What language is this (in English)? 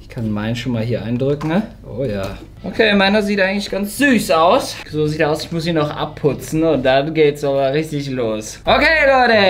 German